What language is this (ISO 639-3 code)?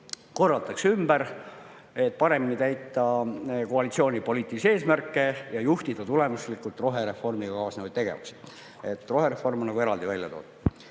est